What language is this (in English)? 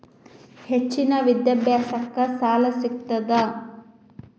Kannada